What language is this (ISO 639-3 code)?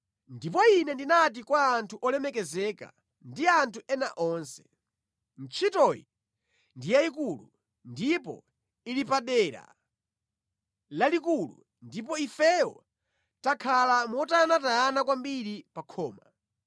nya